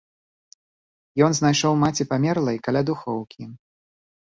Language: Belarusian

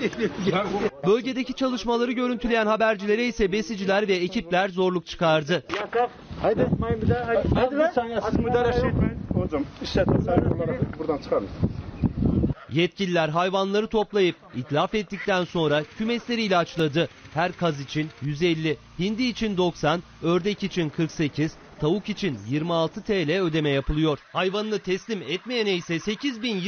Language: Turkish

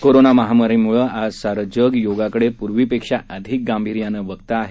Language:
Marathi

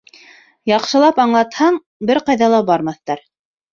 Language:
Bashkir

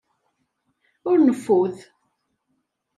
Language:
Kabyle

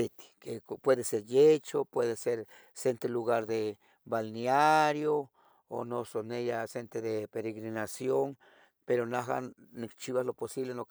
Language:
Tetelcingo Nahuatl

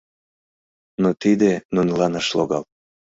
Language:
Mari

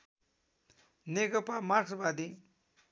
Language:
Nepali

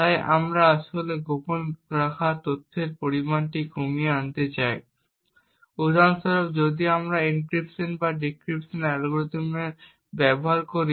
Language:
Bangla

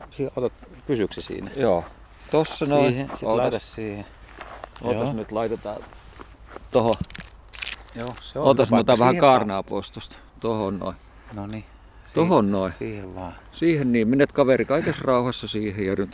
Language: Finnish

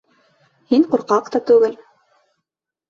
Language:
Bashkir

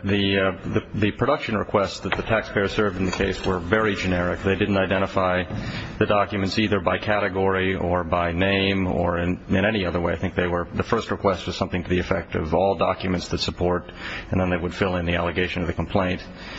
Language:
English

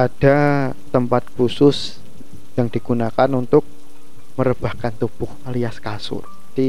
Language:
Indonesian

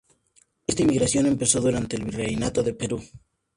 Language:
Spanish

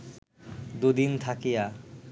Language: Bangla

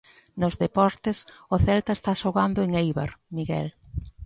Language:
Galician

